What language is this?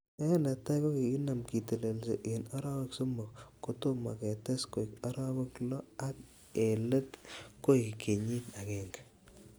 Kalenjin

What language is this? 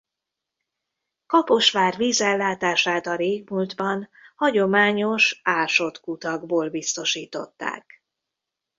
Hungarian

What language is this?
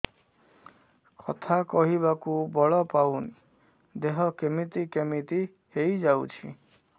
Odia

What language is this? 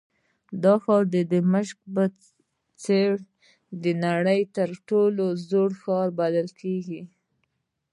Pashto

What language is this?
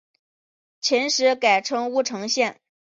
Chinese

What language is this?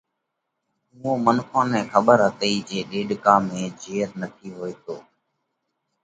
Parkari Koli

